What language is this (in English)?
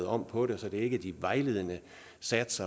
Danish